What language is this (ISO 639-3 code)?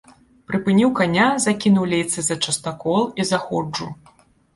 bel